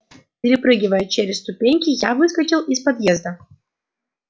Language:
Russian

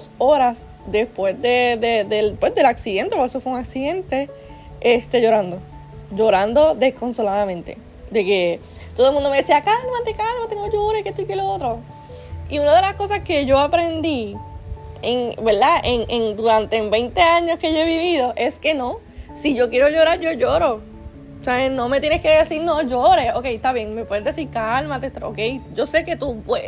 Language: Spanish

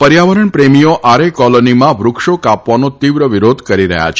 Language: Gujarati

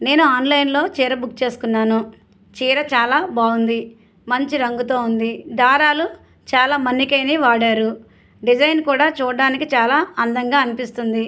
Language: Telugu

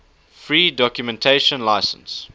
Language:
English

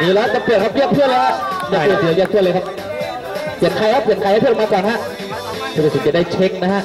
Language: Thai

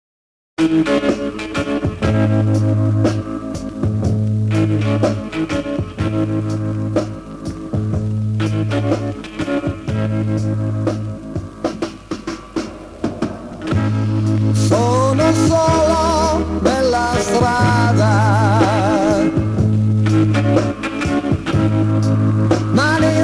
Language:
Indonesian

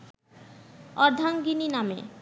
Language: Bangla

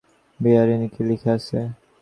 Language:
Bangla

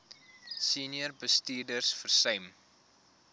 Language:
Afrikaans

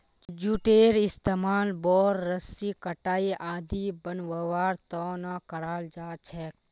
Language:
Magahi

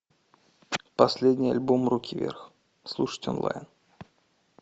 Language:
Russian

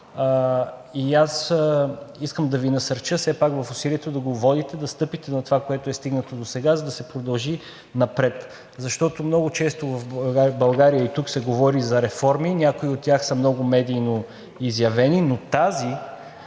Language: Bulgarian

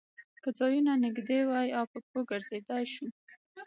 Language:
Pashto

